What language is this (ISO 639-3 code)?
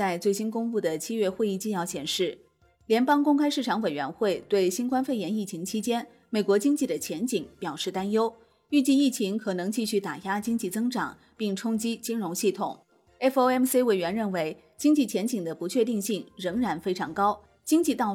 zho